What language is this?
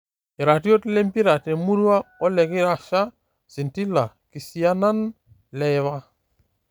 Masai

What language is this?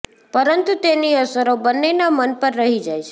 Gujarati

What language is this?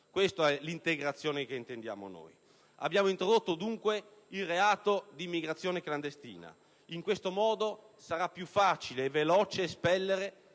Italian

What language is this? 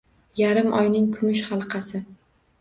Uzbek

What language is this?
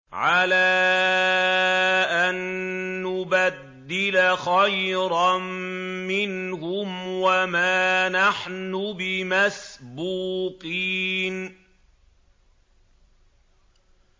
Arabic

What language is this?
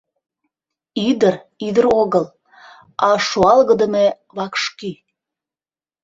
Mari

